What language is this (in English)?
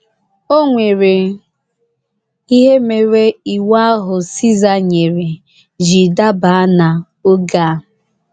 Igbo